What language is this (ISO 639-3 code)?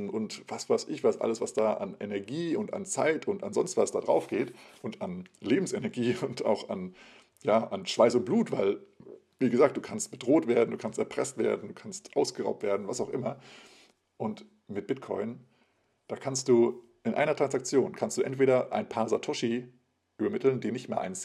deu